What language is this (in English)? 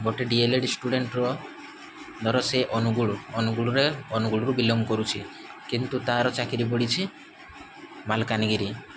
Odia